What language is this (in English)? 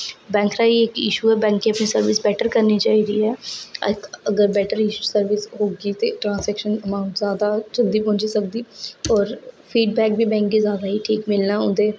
Dogri